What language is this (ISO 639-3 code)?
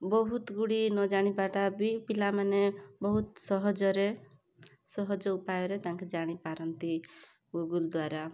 ori